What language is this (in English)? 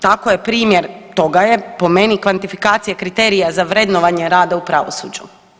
Croatian